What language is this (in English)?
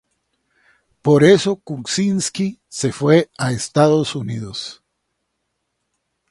Spanish